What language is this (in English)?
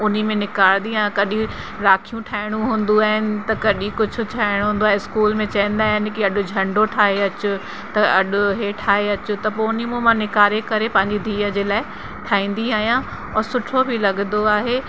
Sindhi